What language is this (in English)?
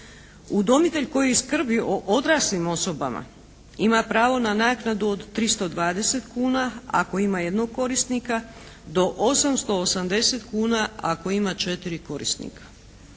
Croatian